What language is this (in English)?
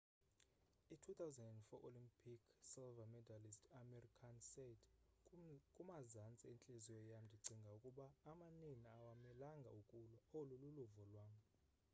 Xhosa